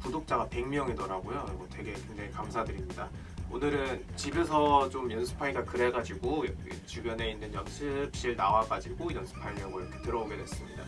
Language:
Korean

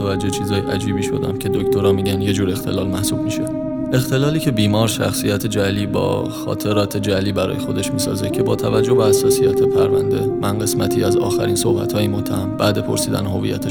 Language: Persian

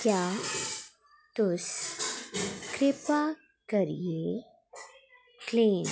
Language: Dogri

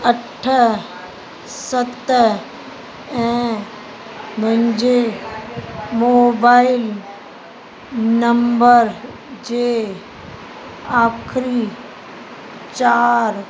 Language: Sindhi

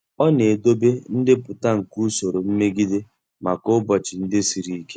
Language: Igbo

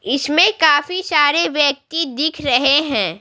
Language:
Hindi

